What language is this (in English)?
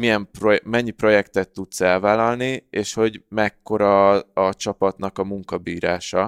Hungarian